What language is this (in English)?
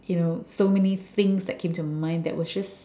English